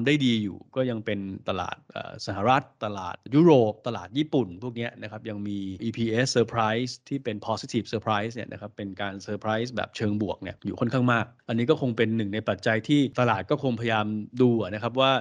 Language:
Thai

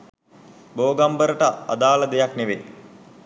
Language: Sinhala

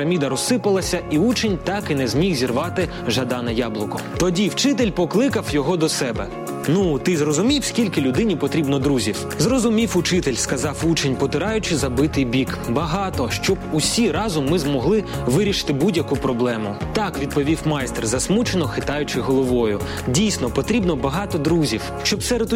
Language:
Ukrainian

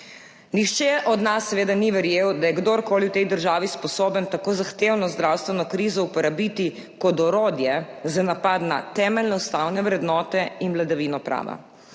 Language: Slovenian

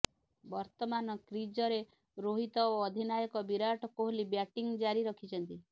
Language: Odia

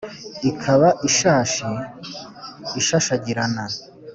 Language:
Kinyarwanda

